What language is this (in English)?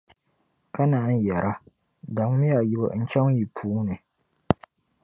Dagbani